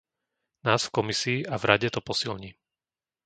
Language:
Slovak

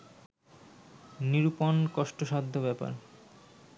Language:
Bangla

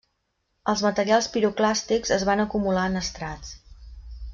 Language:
Catalan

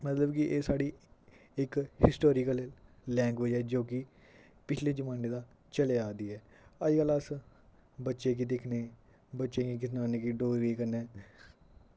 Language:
Dogri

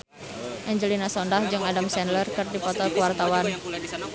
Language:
Sundanese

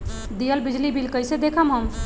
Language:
Magahi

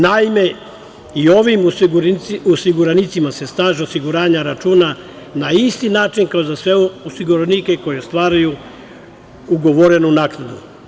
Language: Serbian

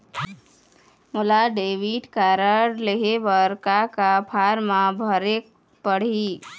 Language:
Chhattisgarhi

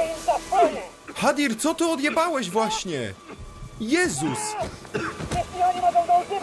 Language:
Polish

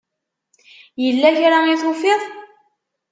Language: Kabyle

